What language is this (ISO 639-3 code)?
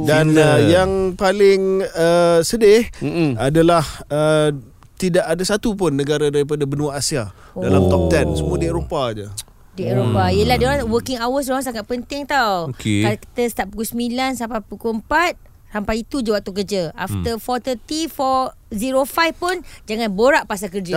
msa